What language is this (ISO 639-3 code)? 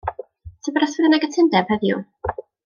cym